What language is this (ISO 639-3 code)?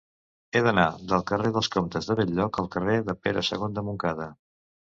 cat